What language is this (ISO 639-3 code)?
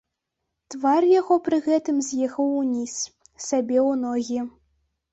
bel